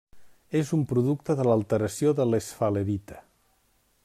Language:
Catalan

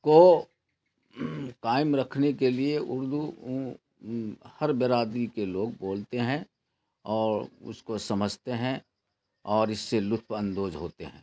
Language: Urdu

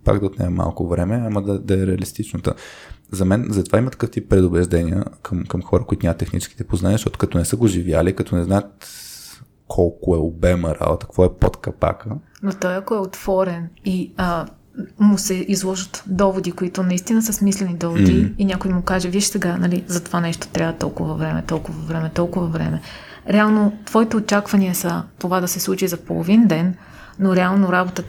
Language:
Bulgarian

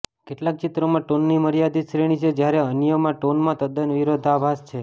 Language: Gujarati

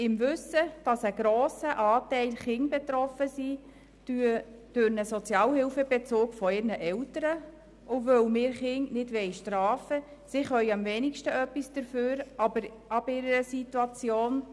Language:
Swiss German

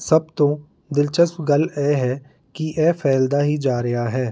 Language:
Punjabi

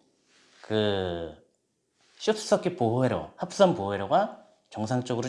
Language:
Korean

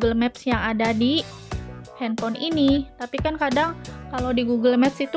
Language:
Indonesian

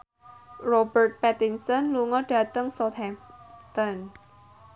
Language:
Javanese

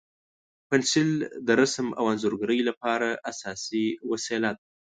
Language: Pashto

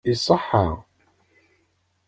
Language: Kabyle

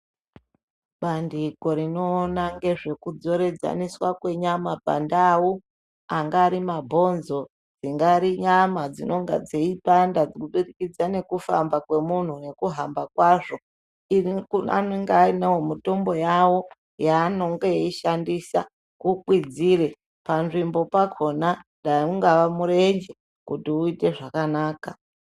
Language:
Ndau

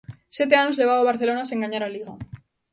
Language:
Galician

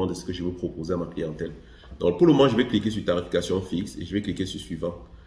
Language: French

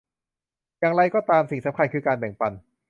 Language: Thai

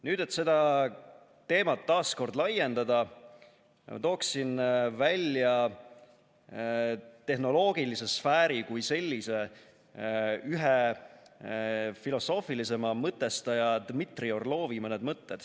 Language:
Estonian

